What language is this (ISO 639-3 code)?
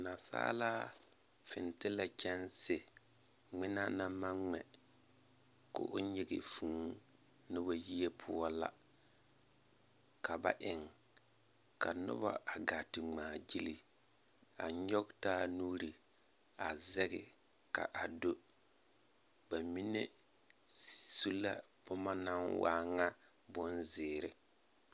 dga